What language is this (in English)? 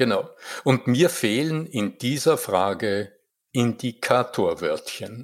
German